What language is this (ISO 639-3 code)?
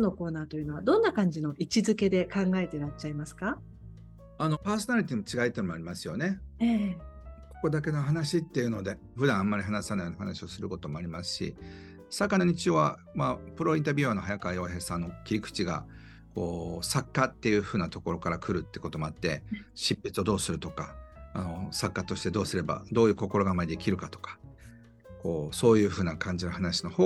jpn